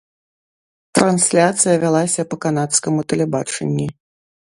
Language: Belarusian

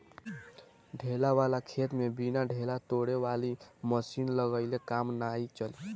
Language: Bhojpuri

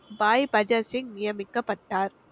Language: Tamil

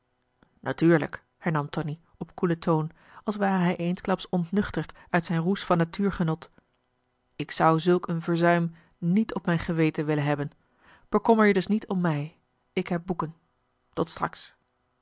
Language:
Dutch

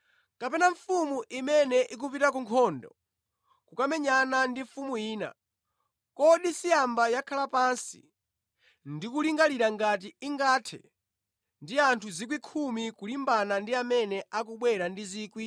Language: Nyanja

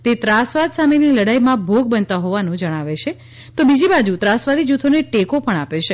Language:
Gujarati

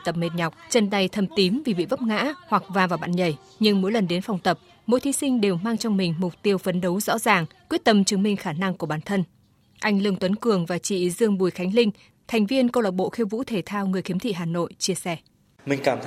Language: Vietnamese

